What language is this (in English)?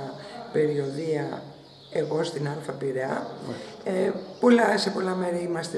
Greek